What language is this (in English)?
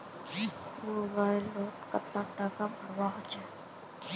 Magahi